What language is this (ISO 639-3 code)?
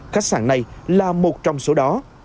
vie